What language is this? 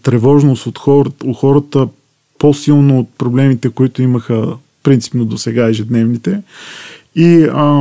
Bulgarian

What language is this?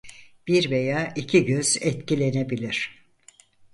Turkish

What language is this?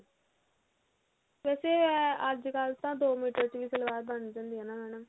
Punjabi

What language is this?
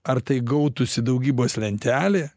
Lithuanian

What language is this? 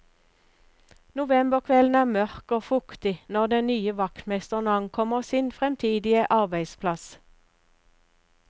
Norwegian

